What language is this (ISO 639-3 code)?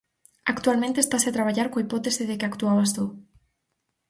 glg